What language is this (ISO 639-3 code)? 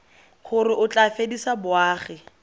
tsn